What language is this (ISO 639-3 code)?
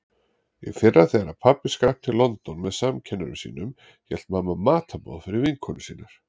isl